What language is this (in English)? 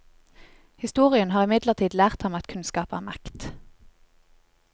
Norwegian